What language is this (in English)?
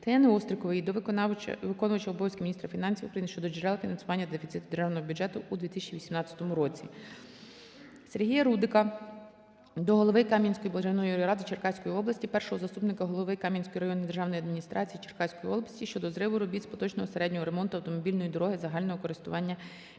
Ukrainian